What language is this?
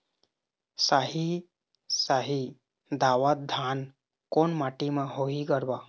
Chhattisgarhi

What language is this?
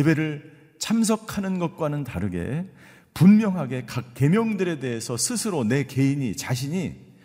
Korean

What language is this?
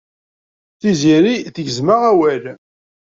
Kabyle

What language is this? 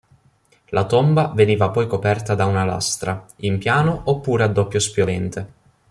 Italian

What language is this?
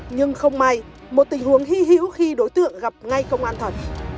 Vietnamese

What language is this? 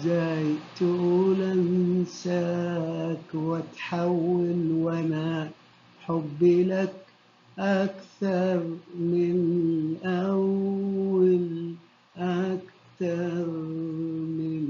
Arabic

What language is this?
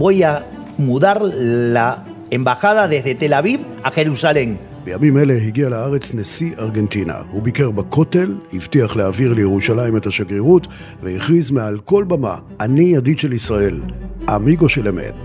Hebrew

